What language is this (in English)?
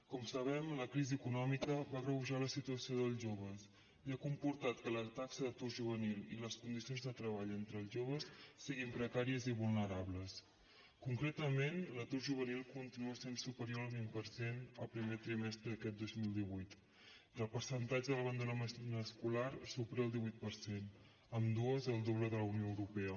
Catalan